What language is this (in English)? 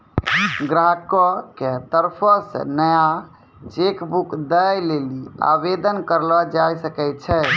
Maithili